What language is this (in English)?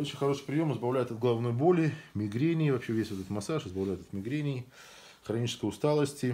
Russian